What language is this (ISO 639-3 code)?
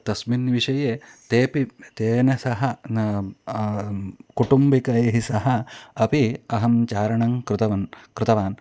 san